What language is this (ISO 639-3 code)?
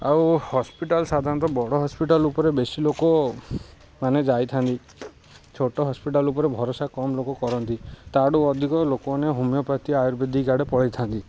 ori